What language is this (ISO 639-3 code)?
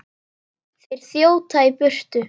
isl